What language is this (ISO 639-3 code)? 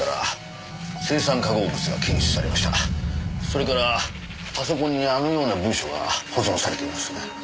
jpn